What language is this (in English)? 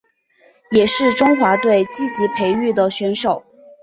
Chinese